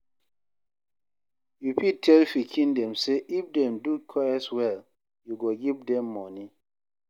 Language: Nigerian Pidgin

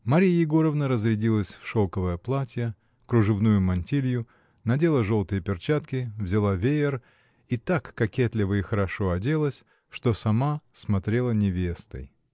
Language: Russian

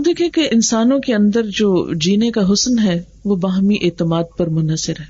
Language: Urdu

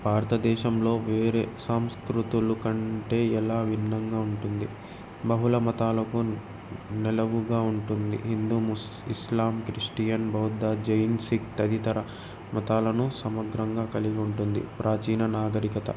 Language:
Telugu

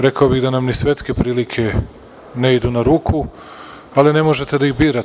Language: Serbian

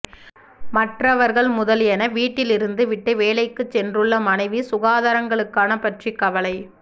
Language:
Tamil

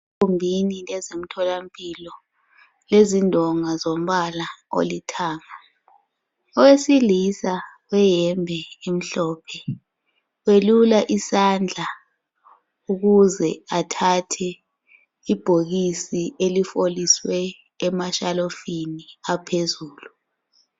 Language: North Ndebele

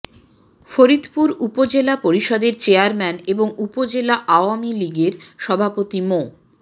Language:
Bangla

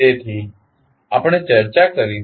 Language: Gujarati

